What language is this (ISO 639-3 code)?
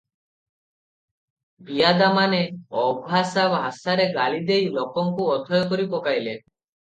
ori